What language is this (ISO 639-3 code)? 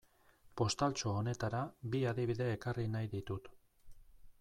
eus